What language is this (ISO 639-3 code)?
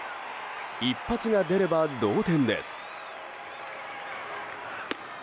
jpn